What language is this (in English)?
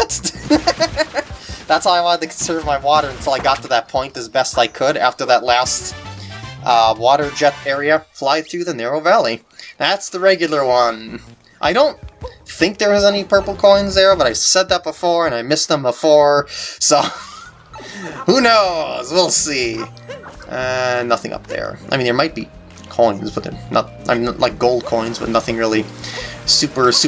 English